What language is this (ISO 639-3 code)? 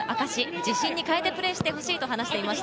jpn